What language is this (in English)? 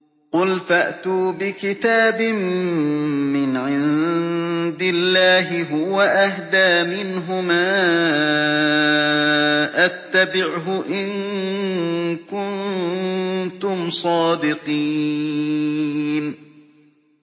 Arabic